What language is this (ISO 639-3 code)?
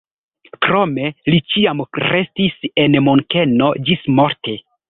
epo